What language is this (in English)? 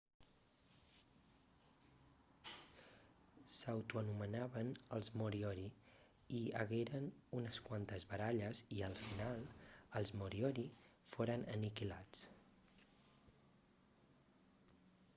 Catalan